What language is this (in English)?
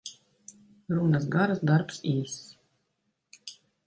Latvian